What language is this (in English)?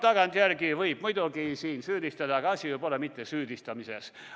Estonian